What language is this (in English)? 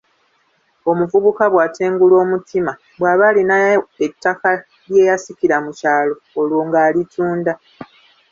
Ganda